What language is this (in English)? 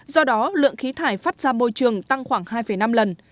Vietnamese